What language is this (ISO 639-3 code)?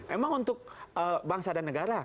ind